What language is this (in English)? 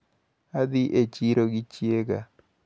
Luo (Kenya and Tanzania)